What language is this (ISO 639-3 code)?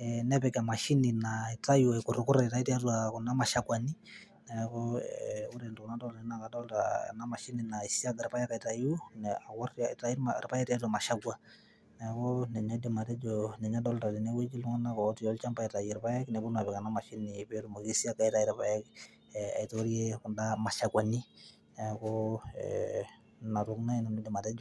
mas